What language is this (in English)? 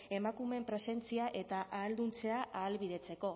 Basque